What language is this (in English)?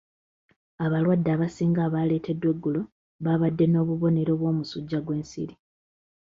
Ganda